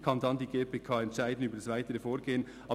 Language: Swiss German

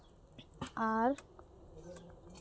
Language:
Santali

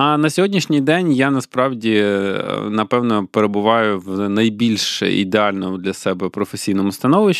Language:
Ukrainian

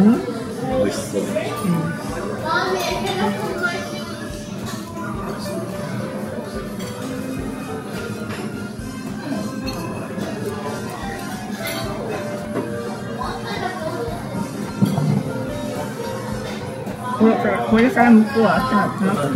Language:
Japanese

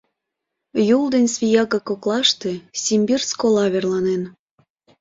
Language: Mari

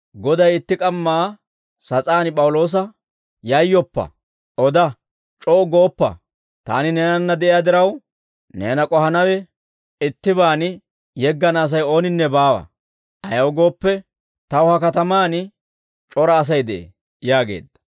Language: Dawro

